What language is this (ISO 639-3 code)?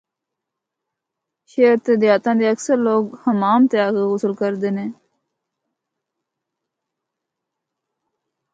hno